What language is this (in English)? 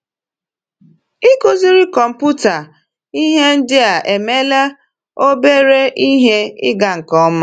Igbo